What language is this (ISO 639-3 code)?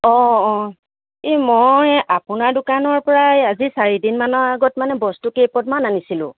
asm